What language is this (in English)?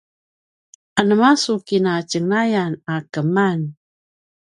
Paiwan